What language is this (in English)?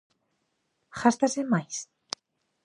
Galician